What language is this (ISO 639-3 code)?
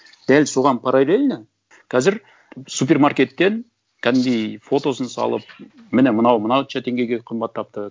kaz